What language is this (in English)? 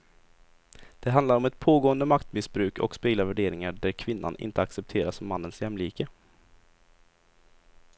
Swedish